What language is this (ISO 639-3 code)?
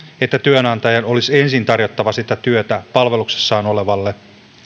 fin